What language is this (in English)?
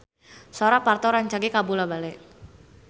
Sundanese